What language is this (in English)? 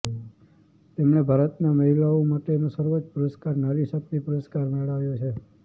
Gujarati